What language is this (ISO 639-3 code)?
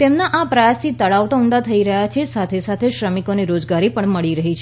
guj